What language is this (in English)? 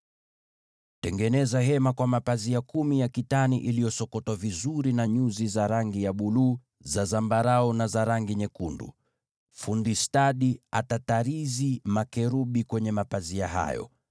Swahili